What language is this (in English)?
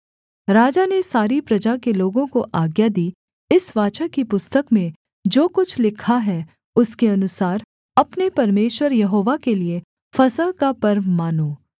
Hindi